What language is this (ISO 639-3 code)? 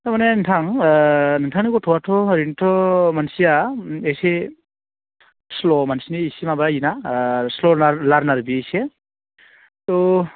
brx